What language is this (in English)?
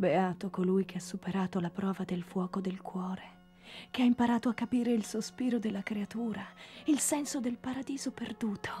Italian